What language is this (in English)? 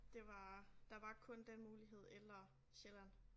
Danish